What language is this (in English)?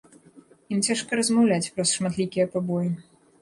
Belarusian